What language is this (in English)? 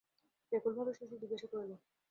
Bangla